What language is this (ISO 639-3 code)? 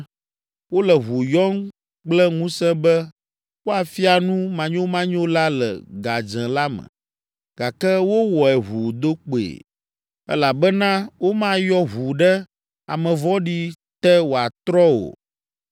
ewe